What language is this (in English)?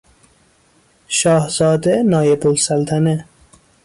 Persian